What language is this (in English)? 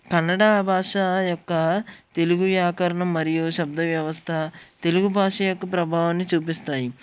Telugu